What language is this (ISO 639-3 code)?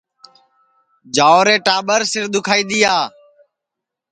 ssi